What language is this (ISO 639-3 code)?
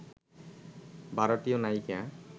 ben